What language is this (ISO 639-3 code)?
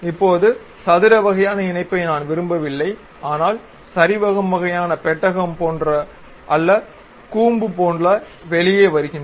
tam